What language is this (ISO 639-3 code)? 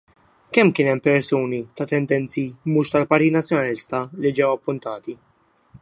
mlt